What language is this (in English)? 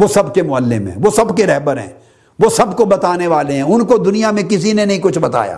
Urdu